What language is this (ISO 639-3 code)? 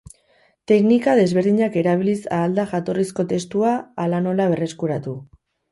eus